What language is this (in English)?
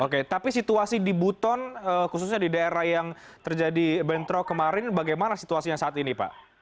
Indonesian